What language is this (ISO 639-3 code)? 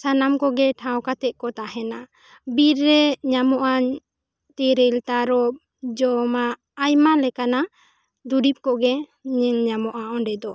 sat